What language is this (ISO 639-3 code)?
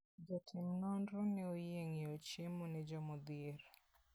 luo